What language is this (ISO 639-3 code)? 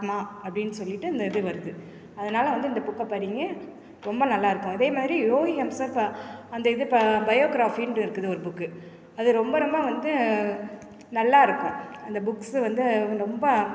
tam